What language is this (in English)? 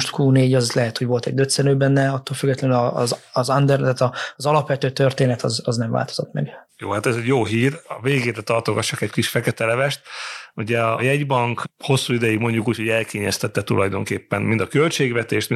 Hungarian